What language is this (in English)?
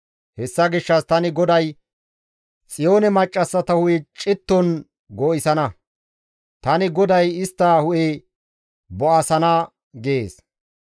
Gamo